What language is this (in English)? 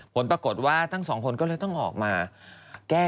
Thai